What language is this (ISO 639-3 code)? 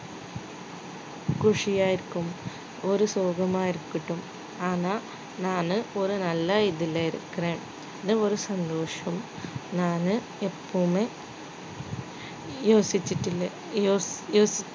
tam